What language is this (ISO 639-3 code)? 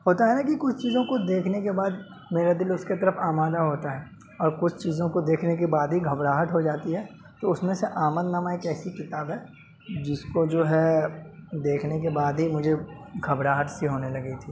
urd